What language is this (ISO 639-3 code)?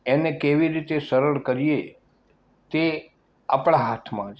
guj